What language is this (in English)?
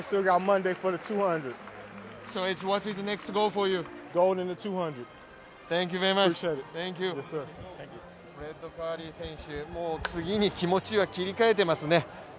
Japanese